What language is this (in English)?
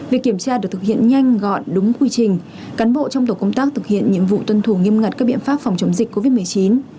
Vietnamese